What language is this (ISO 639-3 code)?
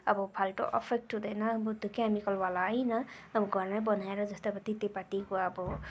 nep